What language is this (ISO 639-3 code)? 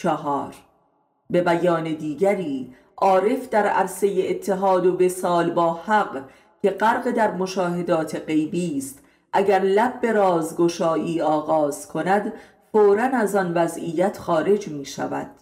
fas